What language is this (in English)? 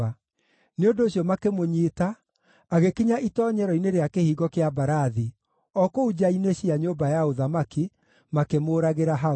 Kikuyu